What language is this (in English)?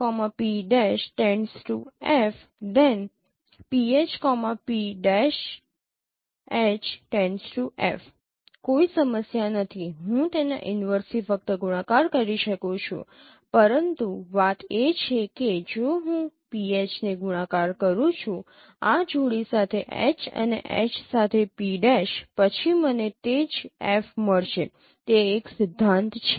Gujarati